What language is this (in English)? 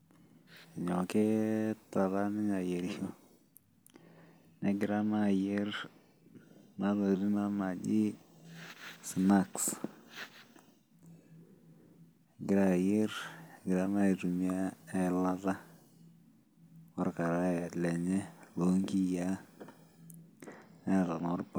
Masai